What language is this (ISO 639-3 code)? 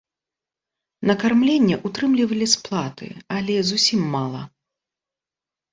bel